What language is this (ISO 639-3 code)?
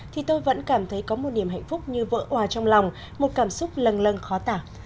vie